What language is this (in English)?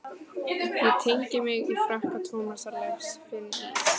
Icelandic